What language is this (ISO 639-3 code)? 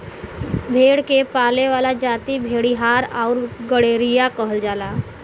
bho